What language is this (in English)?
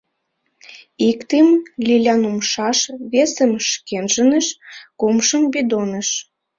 Mari